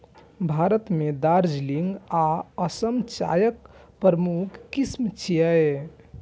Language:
Maithili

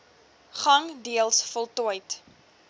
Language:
Afrikaans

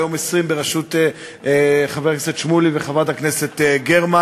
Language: Hebrew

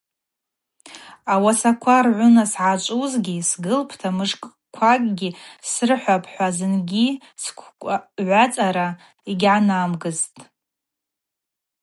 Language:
Abaza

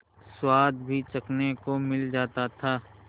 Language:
Hindi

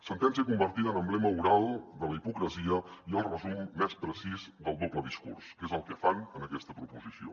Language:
Catalan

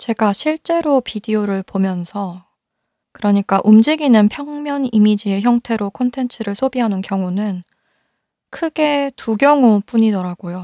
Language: Korean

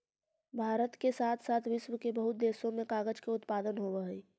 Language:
Magahi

